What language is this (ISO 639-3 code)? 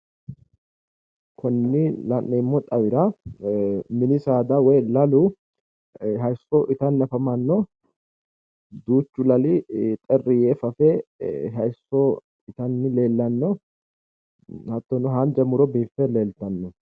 sid